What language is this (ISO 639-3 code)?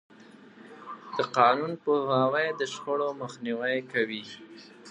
pus